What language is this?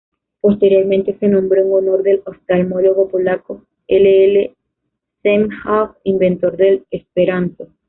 Spanish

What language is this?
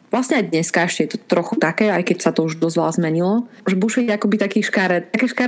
Slovak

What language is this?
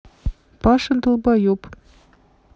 Russian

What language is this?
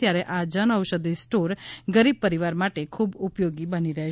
Gujarati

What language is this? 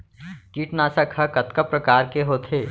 Chhattisgarhi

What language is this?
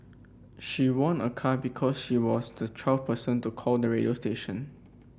English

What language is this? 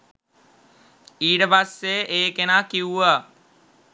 Sinhala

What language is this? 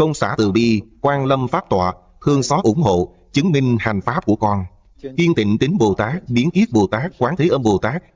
Vietnamese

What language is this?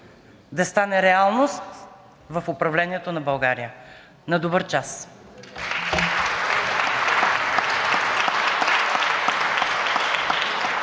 Bulgarian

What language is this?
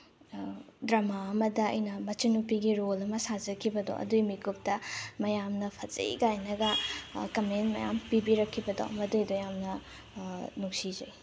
Manipuri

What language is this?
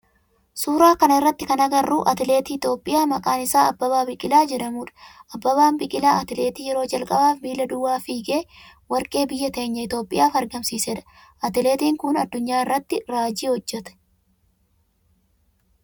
Oromo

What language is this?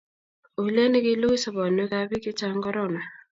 Kalenjin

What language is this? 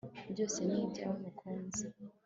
Kinyarwanda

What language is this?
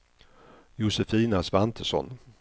Swedish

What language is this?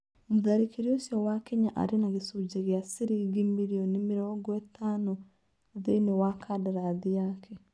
Kikuyu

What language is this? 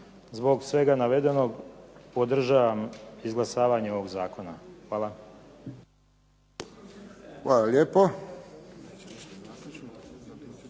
Croatian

